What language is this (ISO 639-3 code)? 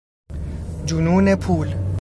fas